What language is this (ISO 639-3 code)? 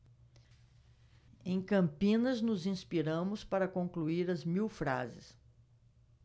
por